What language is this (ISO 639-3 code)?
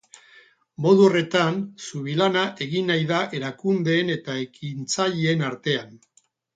eus